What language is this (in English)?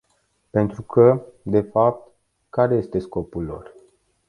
Romanian